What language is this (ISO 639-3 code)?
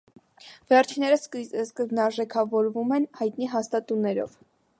hye